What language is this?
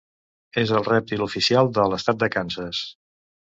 Catalan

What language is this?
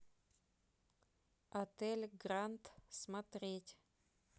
Russian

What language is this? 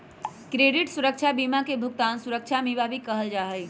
Magahi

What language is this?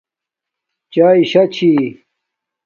Domaaki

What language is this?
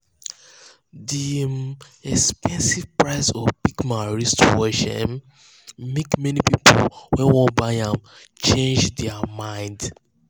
Nigerian Pidgin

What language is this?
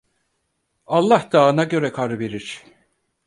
Turkish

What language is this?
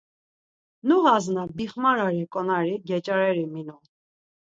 Laz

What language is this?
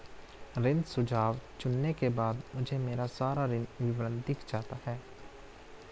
Hindi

